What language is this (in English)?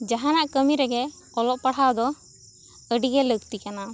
Santali